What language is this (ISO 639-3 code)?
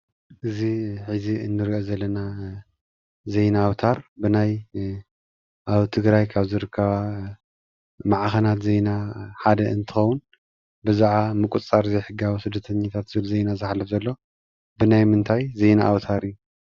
tir